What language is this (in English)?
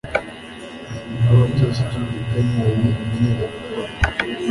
Kinyarwanda